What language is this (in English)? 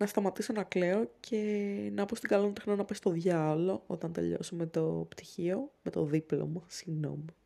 Greek